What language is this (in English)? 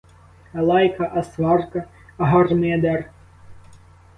Ukrainian